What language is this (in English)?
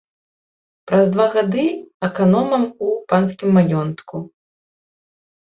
Belarusian